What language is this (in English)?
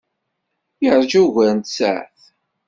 Kabyle